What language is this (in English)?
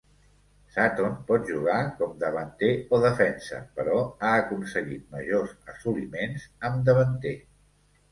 Catalan